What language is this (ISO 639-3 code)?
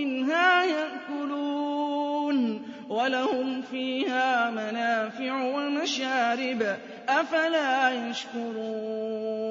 ara